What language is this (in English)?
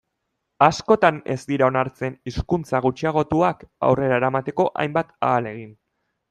Basque